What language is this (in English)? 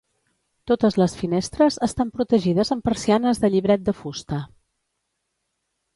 Catalan